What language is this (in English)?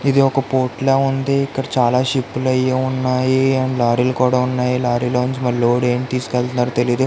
Telugu